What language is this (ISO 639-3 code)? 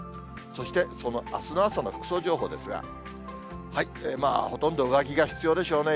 jpn